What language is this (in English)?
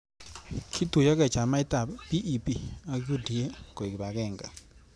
Kalenjin